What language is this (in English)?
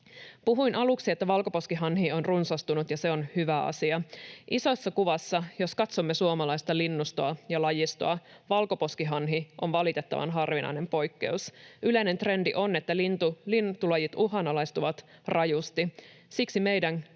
Finnish